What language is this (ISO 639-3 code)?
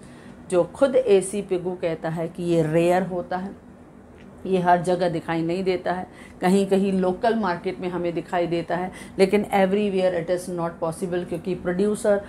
hin